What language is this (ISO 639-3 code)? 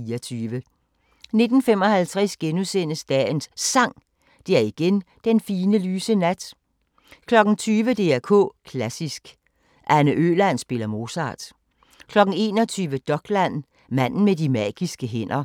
dan